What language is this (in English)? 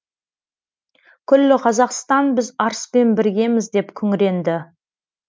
Kazakh